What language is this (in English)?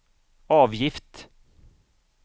Swedish